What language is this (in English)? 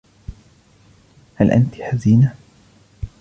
Arabic